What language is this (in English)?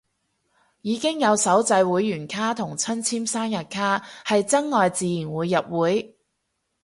Cantonese